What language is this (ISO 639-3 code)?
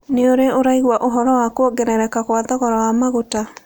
kik